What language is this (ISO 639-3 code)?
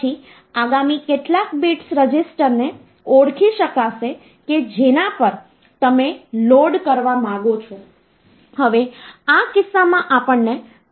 guj